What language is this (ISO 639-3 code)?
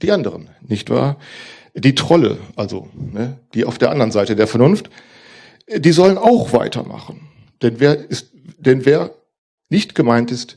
deu